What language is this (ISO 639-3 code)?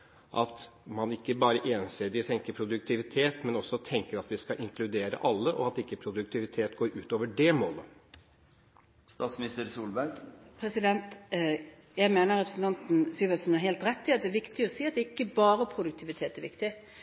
nob